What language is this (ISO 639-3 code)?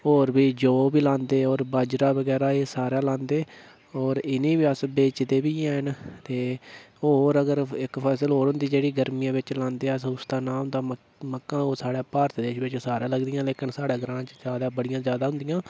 doi